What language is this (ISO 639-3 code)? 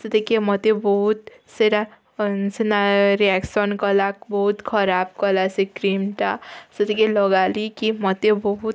ori